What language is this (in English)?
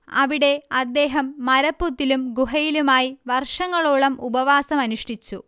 Malayalam